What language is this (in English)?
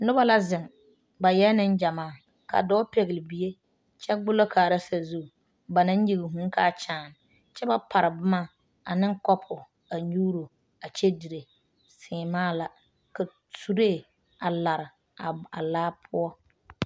Southern Dagaare